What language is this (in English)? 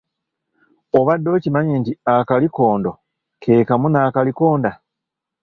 Ganda